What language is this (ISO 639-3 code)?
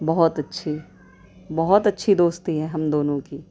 urd